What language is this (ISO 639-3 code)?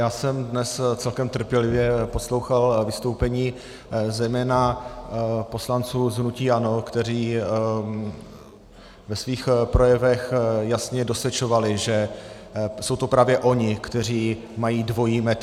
ces